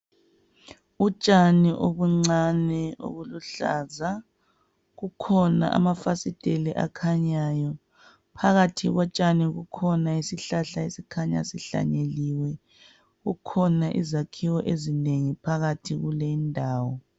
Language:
North Ndebele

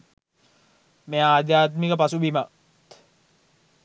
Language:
Sinhala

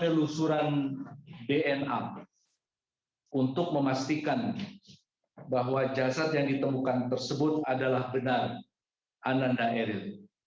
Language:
Indonesian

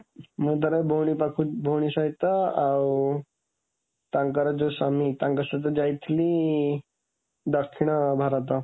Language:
Odia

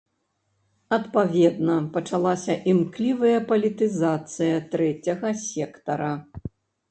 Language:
Belarusian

